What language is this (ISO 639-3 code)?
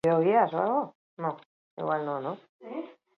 eus